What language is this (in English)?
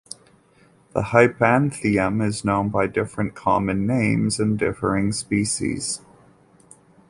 English